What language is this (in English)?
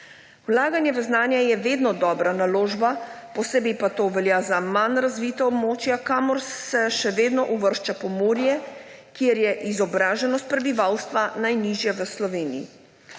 Slovenian